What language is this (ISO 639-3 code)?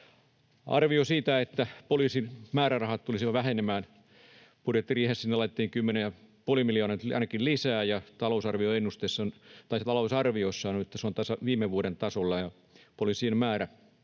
fin